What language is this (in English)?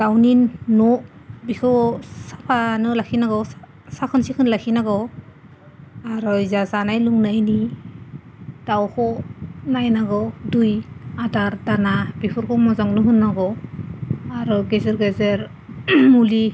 Bodo